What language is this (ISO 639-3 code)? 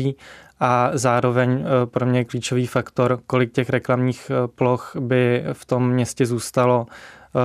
ces